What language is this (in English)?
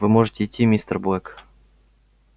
Russian